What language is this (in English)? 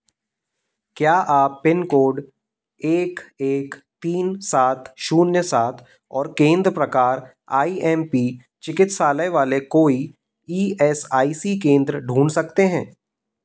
Hindi